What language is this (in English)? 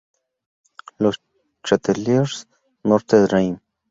Spanish